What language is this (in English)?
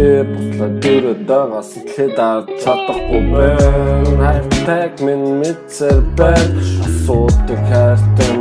Portuguese